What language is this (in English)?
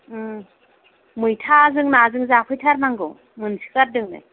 Bodo